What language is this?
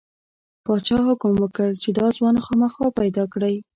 Pashto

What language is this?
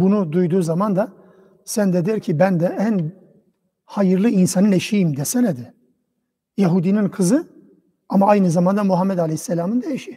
Turkish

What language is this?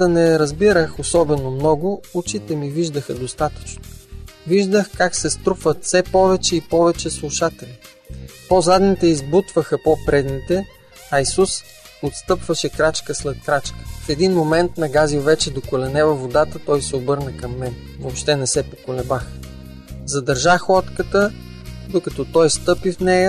Bulgarian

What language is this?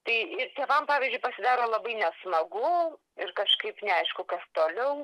Lithuanian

